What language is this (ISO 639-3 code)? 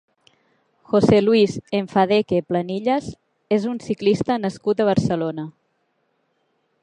cat